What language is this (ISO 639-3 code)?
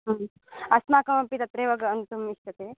san